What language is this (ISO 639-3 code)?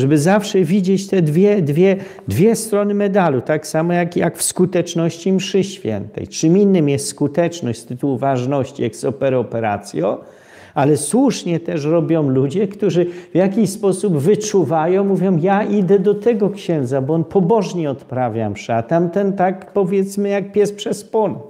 pol